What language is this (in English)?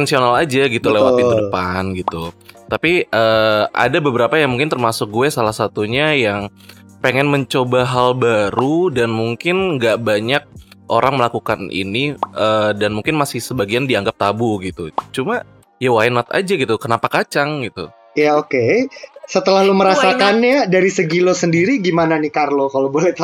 Indonesian